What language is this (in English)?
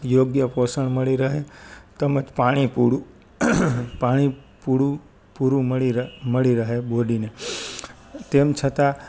Gujarati